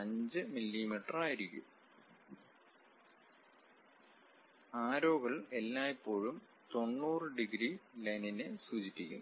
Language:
Malayalam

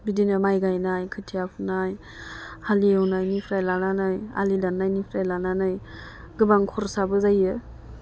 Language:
Bodo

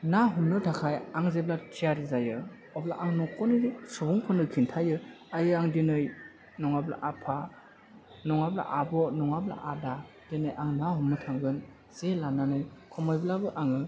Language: Bodo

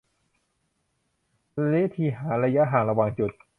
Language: Thai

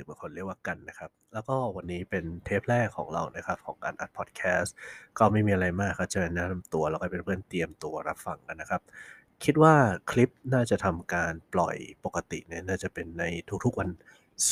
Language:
Thai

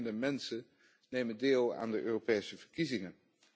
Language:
Dutch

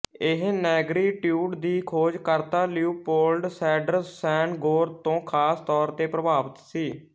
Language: Punjabi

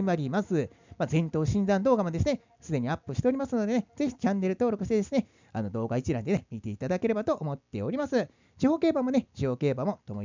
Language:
Japanese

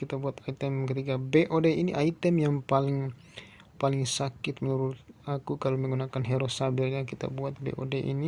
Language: Indonesian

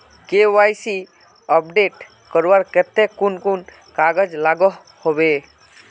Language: Magahi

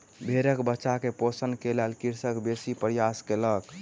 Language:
Maithili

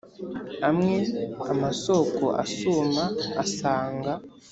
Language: Kinyarwanda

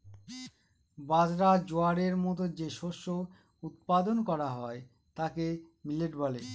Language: Bangla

